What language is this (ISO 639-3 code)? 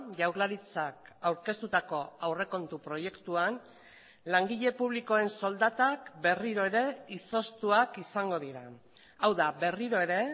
eus